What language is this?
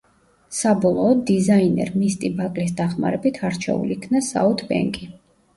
Georgian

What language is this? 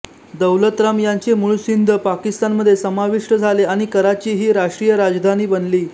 Marathi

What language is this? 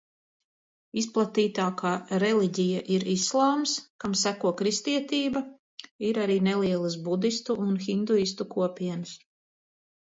Latvian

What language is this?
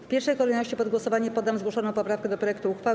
Polish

